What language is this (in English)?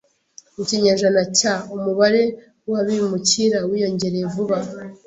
Kinyarwanda